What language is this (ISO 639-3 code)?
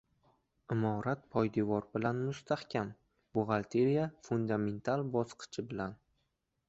uzb